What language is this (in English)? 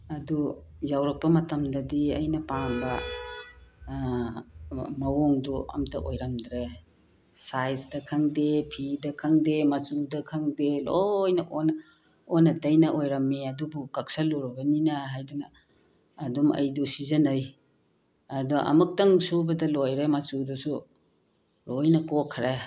Manipuri